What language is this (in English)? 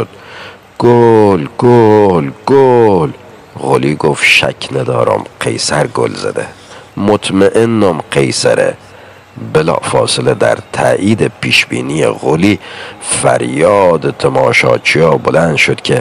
Persian